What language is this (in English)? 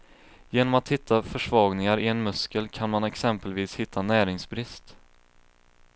Swedish